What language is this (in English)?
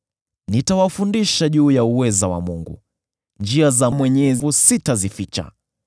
Swahili